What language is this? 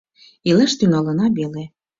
Mari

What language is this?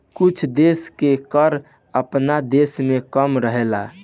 Bhojpuri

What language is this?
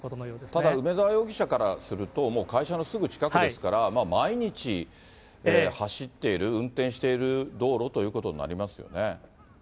Japanese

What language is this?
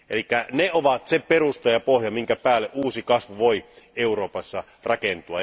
Finnish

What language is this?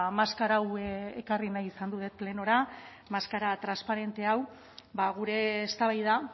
Basque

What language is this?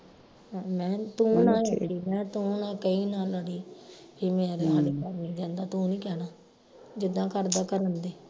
Punjabi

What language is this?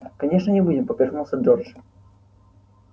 Russian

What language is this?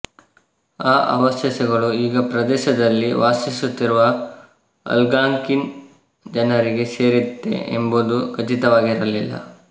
Kannada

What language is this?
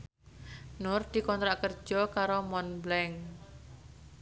Javanese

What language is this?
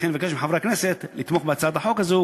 Hebrew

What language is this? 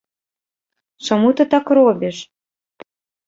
Belarusian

